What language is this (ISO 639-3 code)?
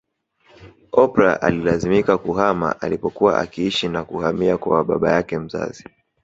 swa